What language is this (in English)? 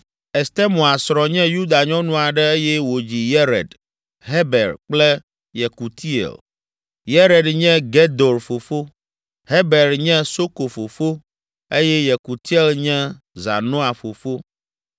Ewe